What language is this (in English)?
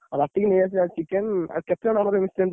Odia